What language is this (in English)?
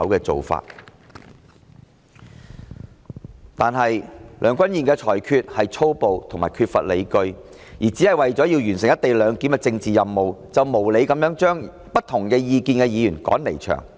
Cantonese